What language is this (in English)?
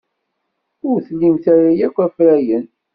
Kabyle